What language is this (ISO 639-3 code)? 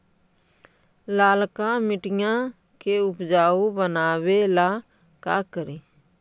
mag